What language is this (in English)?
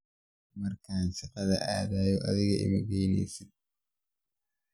Somali